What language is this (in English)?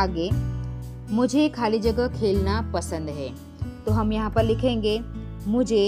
Hindi